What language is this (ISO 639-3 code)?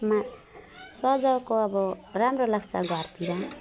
nep